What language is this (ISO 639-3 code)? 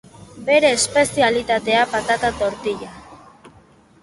eus